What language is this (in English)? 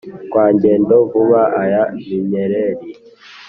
Kinyarwanda